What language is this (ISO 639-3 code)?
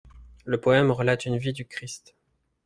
fra